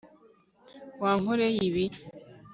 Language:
Kinyarwanda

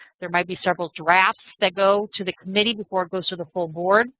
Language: English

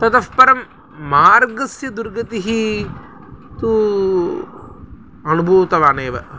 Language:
Sanskrit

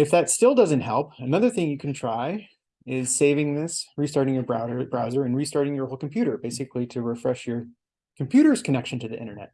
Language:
English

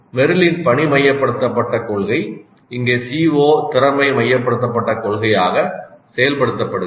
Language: Tamil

